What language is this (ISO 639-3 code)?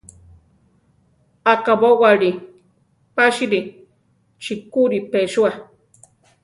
tar